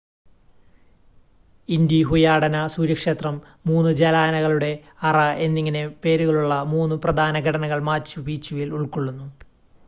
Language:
Malayalam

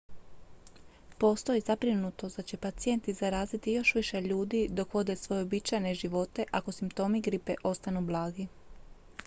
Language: Croatian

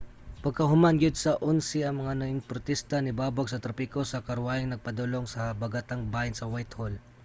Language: Cebuano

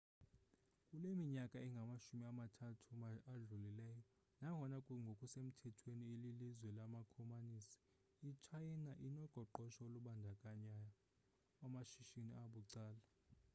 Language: Xhosa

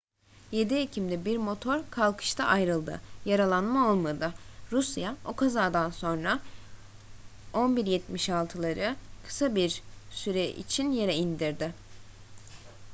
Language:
Turkish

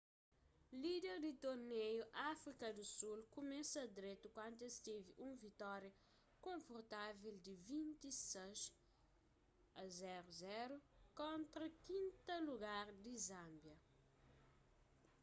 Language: Kabuverdianu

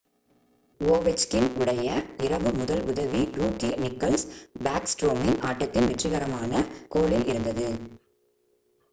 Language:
Tamil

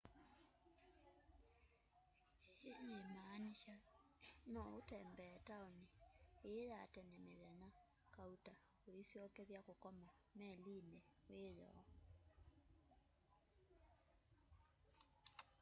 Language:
Kamba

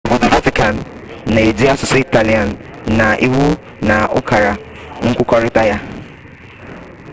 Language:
Igbo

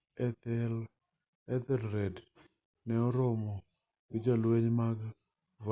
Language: Luo (Kenya and Tanzania)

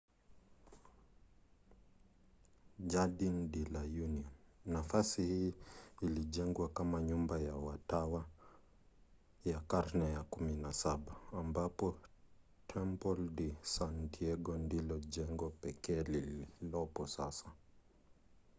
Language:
Swahili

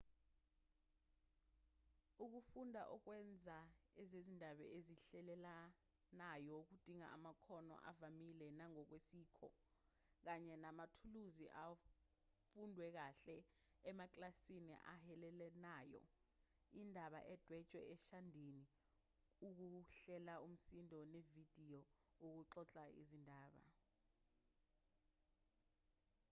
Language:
Zulu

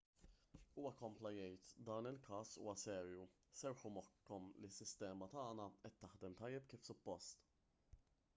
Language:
Maltese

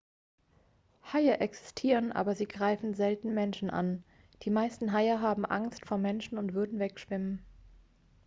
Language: German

